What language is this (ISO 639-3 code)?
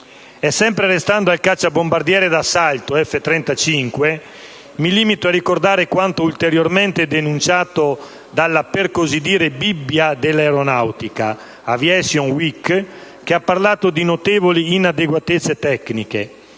ita